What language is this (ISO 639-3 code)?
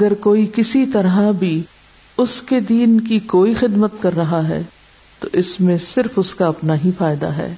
urd